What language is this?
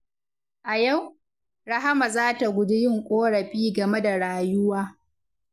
Hausa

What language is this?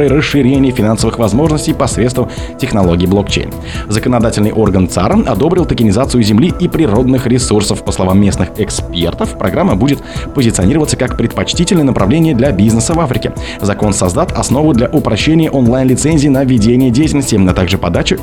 Russian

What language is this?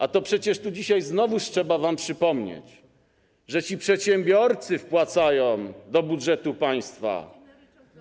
Polish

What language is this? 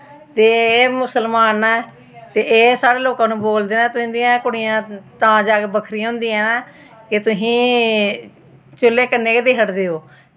Dogri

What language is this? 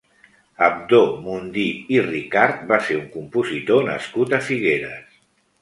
Catalan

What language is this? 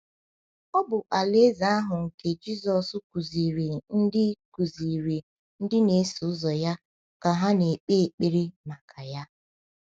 Igbo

